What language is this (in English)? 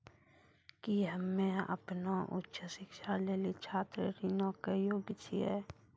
Maithili